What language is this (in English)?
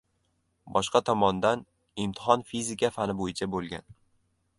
Uzbek